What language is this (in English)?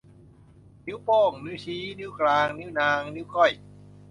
Thai